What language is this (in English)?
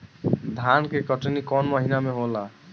Bhojpuri